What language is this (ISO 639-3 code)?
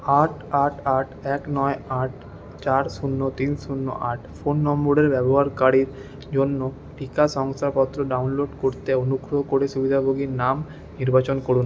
ben